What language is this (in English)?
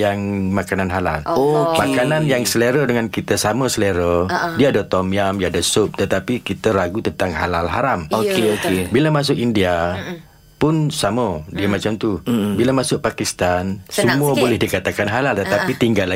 Malay